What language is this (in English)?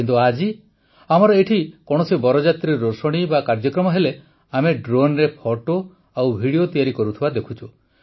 Odia